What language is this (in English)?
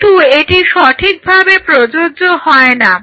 Bangla